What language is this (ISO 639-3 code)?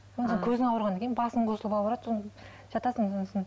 kaz